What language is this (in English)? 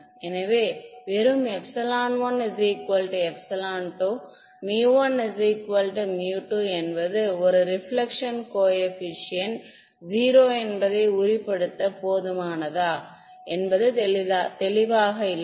Tamil